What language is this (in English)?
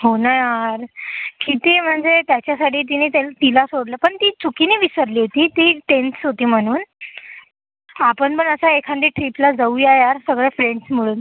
Marathi